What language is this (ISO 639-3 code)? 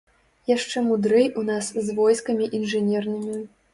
bel